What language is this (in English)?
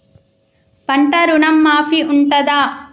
Telugu